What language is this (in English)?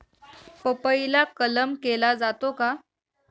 Marathi